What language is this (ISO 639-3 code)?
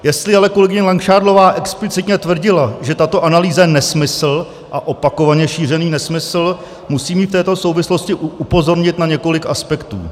ces